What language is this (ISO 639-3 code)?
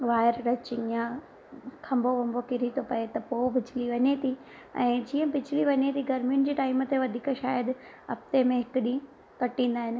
snd